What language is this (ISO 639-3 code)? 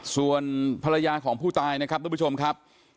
tha